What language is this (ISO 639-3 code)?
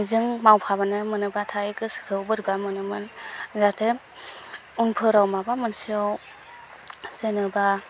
brx